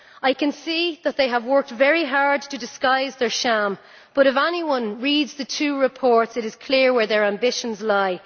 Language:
English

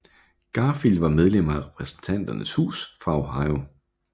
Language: Danish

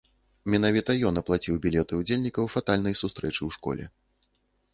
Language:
Belarusian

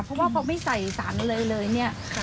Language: Thai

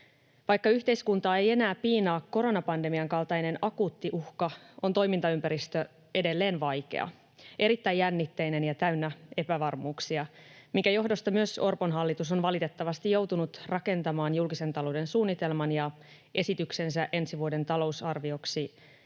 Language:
Finnish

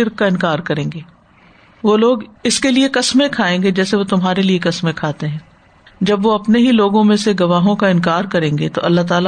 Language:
Urdu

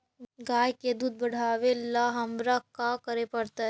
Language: Magahi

